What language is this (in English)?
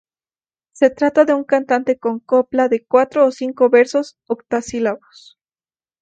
Spanish